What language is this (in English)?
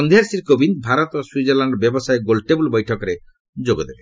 Odia